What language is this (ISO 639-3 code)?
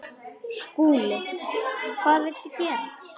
isl